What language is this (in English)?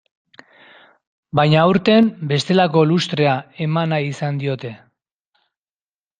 Basque